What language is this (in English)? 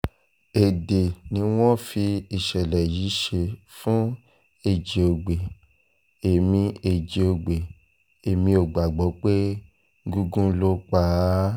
Yoruba